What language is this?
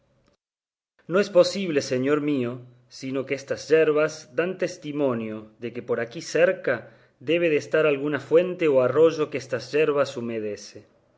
Spanish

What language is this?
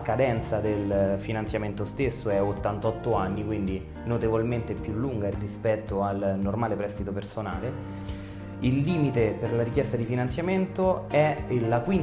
Italian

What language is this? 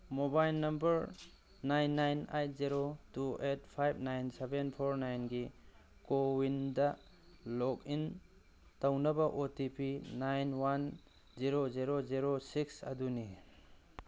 Manipuri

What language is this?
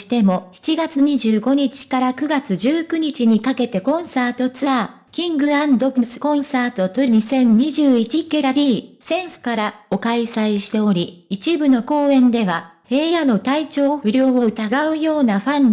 Japanese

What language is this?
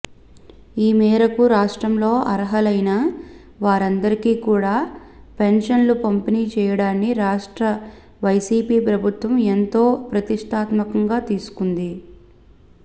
Telugu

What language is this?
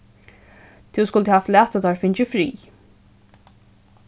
Faroese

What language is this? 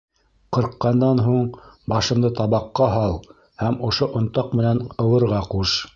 Bashkir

